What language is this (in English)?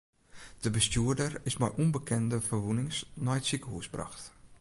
Western Frisian